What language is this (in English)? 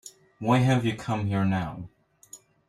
English